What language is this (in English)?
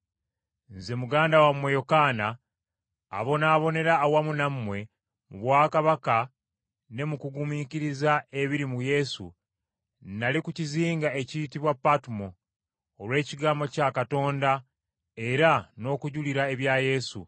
Ganda